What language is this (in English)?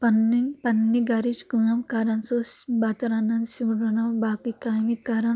Kashmiri